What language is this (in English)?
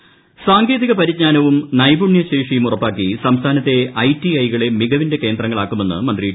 Malayalam